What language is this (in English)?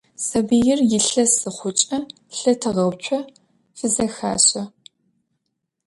Adyghe